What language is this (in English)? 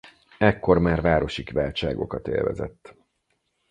Hungarian